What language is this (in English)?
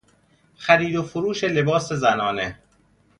Persian